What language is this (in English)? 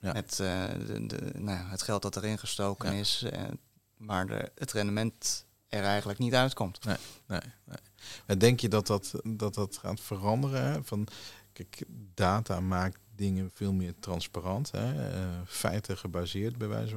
Dutch